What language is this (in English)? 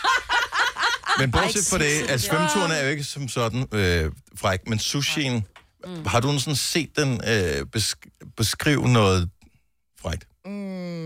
Danish